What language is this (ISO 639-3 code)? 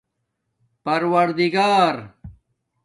dmk